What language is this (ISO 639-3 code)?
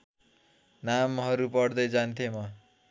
nep